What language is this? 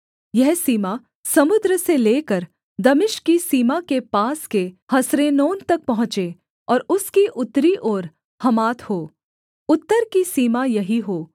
Hindi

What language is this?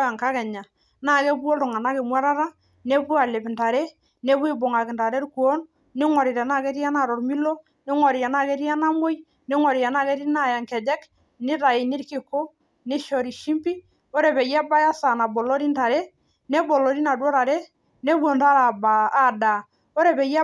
Masai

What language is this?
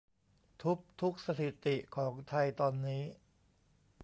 Thai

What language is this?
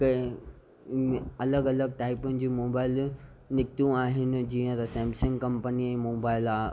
Sindhi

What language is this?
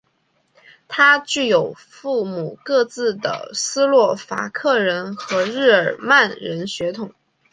Chinese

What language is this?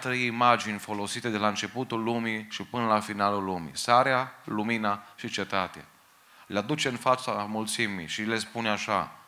Romanian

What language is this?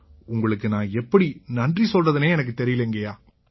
Tamil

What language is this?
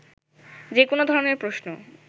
Bangla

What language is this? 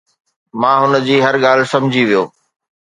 Sindhi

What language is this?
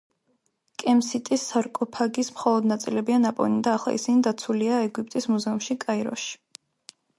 Georgian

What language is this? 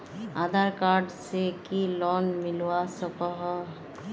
Magahi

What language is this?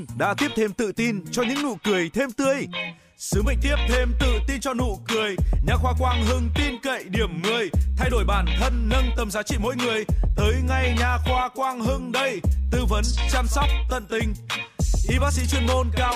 Vietnamese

